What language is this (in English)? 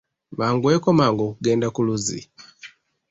Ganda